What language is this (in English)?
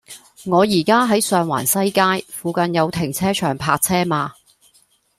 Cantonese